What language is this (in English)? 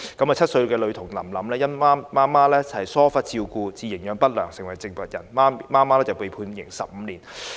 Cantonese